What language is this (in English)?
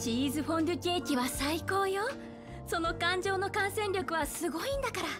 Japanese